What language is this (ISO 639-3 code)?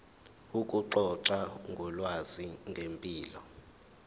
zul